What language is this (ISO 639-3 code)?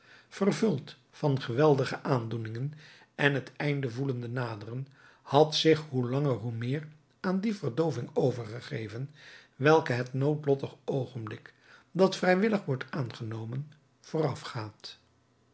nld